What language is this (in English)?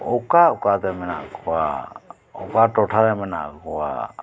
Santali